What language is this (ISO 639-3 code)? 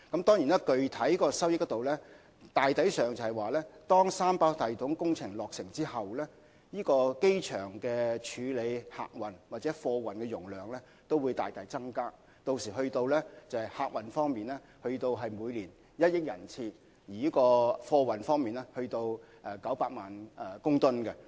yue